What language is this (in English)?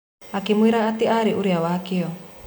Kikuyu